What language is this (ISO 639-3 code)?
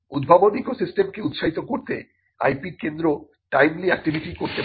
ben